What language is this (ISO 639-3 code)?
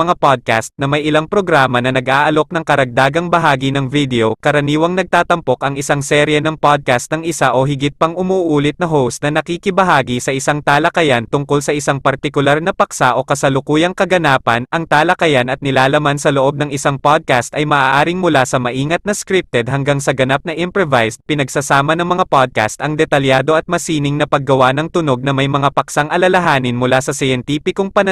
fil